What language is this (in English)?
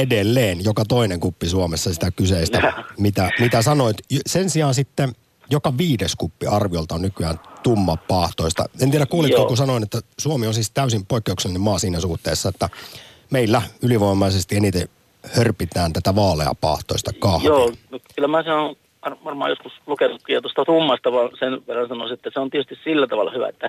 Finnish